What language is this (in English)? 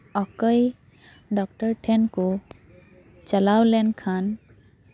Santali